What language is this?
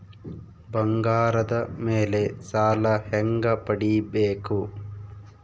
Kannada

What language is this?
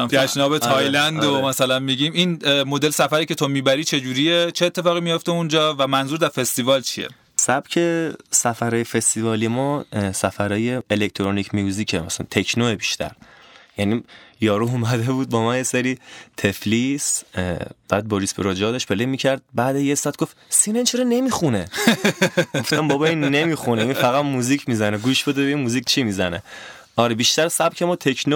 Persian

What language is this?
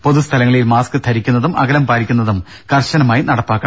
Malayalam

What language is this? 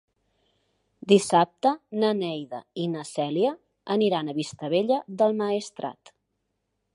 Catalan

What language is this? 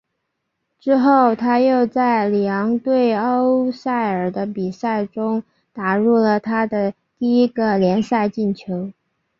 Chinese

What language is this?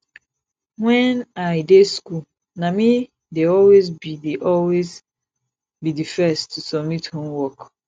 Nigerian Pidgin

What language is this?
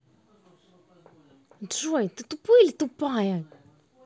Russian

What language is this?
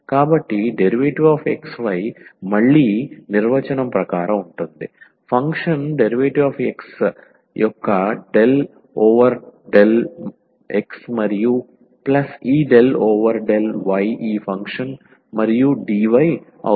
Telugu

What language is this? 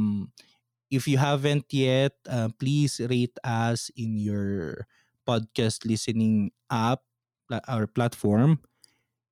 Filipino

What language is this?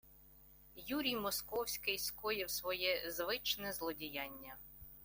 Ukrainian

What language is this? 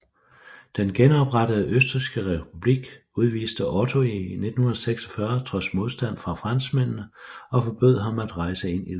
Danish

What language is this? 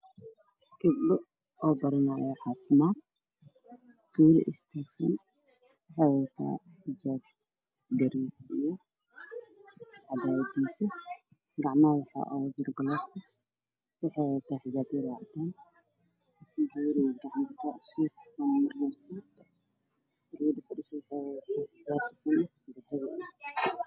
Somali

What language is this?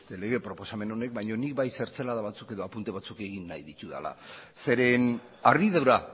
Basque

